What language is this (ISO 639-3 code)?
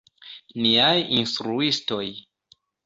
epo